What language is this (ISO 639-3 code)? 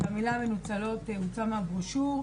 heb